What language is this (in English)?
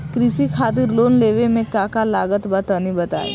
Bhojpuri